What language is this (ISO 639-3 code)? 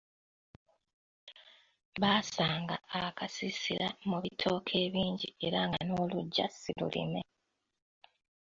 lug